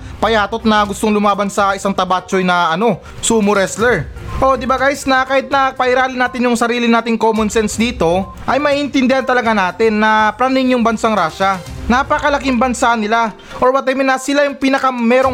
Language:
Filipino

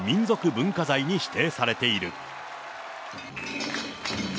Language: Japanese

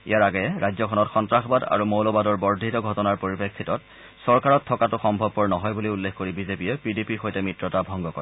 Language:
Assamese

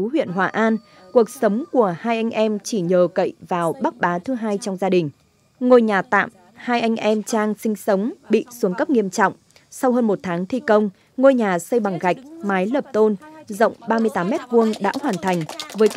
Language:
Vietnamese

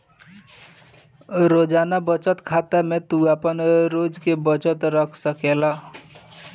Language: Bhojpuri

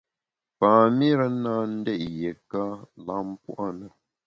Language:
Bamun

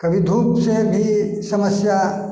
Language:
Maithili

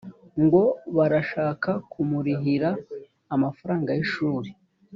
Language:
Kinyarwanda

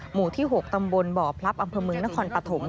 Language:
Thai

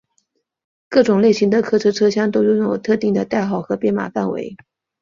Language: Chinese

